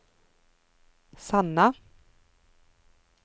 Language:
Norwegian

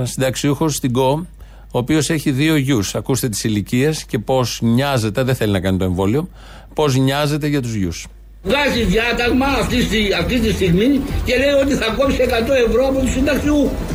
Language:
Greek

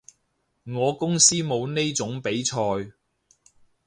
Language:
Cantonese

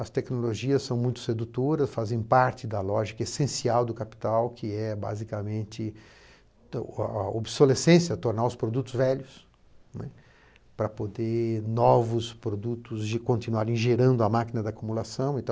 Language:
Portuguese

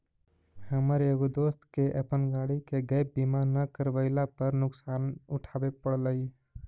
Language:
Magahi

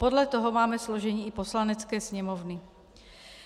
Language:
Czech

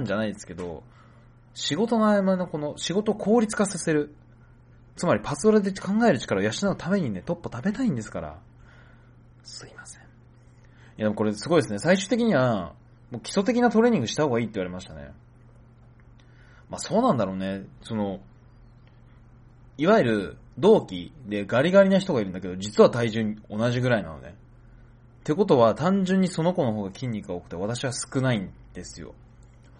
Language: Japanese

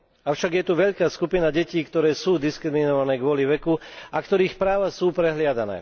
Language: Slovak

